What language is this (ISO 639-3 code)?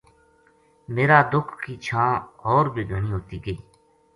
gju